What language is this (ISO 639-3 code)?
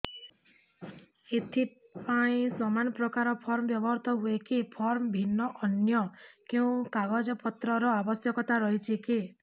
ori